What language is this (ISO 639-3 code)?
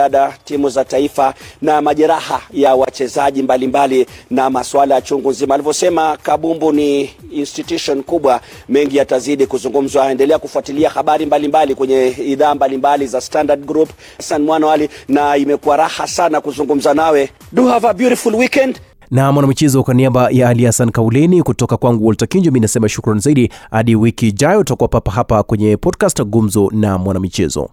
swa